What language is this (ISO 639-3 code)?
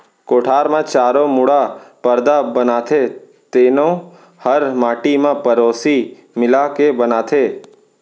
hne